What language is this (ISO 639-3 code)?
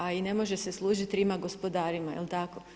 hrv